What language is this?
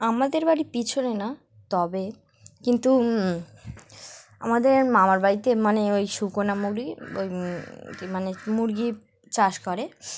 Bangla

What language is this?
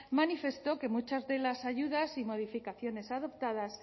Spanish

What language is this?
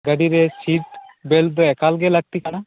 Santali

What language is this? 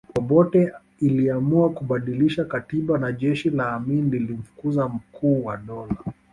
Swahili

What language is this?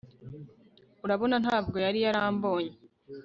Kinyarwanda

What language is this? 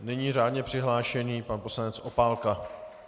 Czech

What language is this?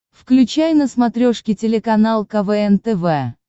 Russian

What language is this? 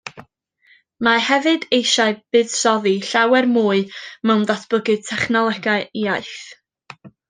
Welsh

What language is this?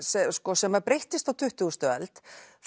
Icelandic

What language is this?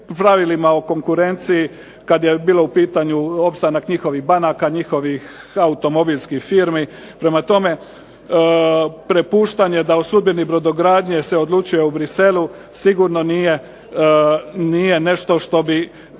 Croatian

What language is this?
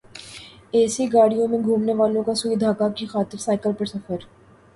Urdu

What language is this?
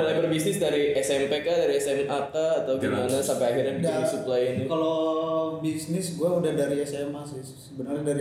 Indonesian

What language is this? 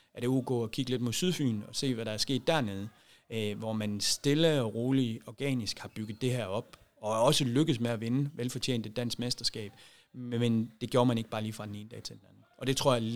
Danish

